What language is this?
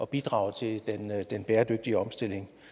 Danish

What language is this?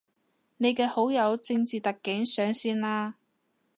Cantonese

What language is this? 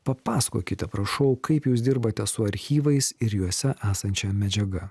Lithuanian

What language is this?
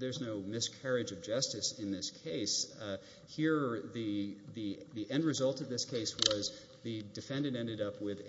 English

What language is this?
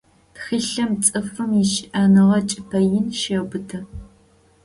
Adyghe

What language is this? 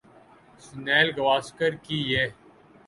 Urdu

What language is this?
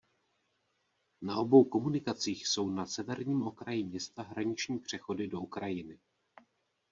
Czech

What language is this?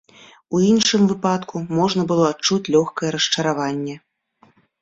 Belarusian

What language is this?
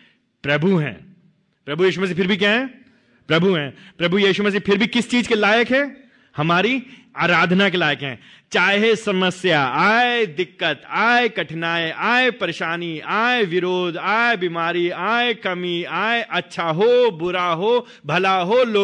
Hindi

